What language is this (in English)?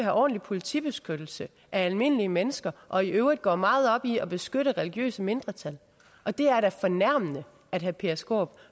Danish